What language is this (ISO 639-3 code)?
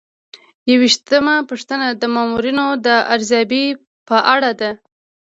pus